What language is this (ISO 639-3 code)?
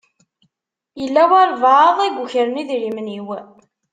kab